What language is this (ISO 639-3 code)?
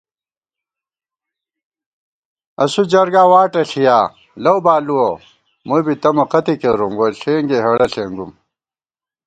gwt